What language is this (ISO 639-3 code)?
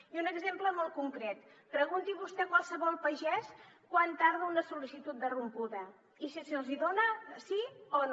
cat